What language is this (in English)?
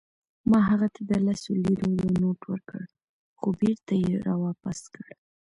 Pashto